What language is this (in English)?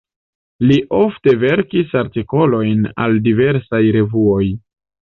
Esperanto